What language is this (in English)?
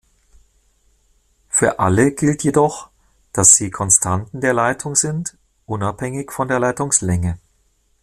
German